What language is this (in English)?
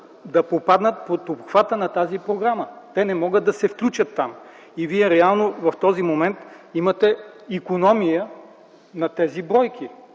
Bulgarian